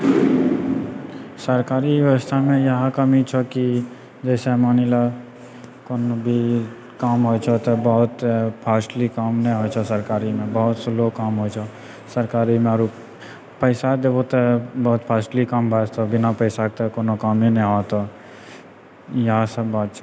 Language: Maithili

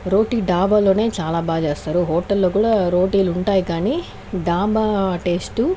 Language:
Telugu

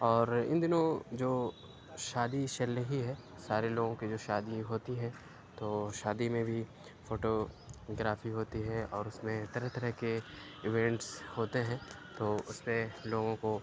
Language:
Urdu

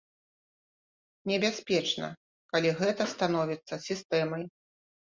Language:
Belarusian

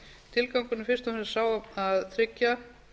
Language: Icelandic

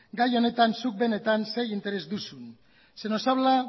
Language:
Basque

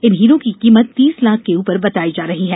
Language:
Hindi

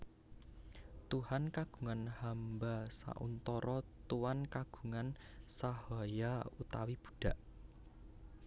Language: Javanese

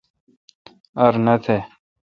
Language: Kalkoti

